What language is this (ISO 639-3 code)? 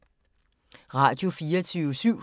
dan